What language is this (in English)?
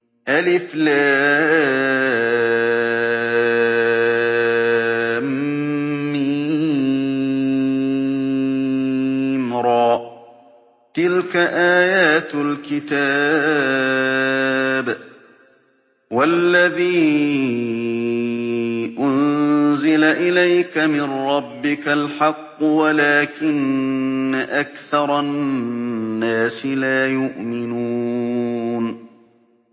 Arabic